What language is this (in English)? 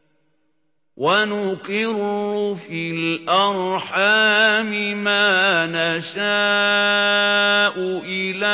Arabic